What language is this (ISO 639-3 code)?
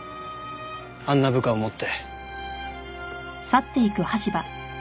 jpn